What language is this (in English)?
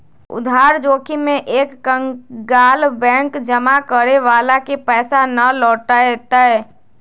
Magahi